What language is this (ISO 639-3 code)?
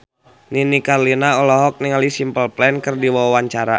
sun